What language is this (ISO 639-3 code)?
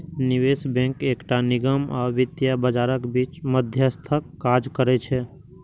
mai